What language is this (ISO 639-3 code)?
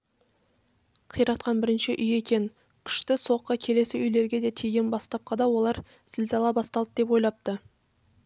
kaz